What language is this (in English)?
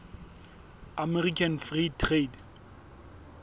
Southern Sotho